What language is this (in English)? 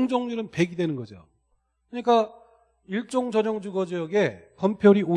Korean